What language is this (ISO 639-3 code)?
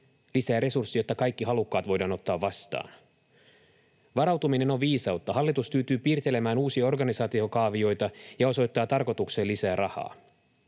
fin